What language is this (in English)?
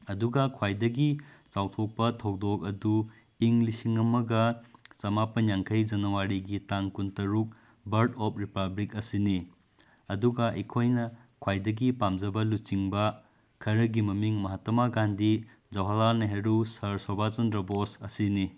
Manipuri